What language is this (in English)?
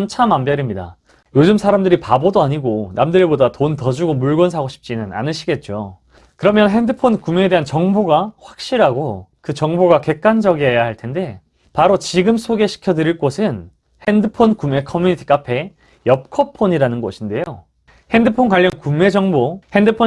Korean